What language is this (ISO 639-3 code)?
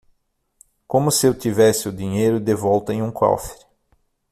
por